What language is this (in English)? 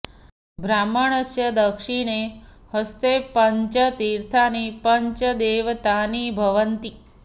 Sanskrit